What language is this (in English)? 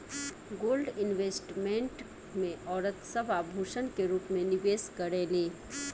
Bhojpuri